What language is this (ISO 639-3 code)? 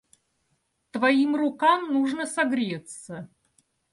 rus